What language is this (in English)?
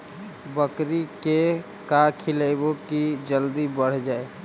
Magahi